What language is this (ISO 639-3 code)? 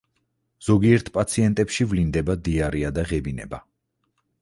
kat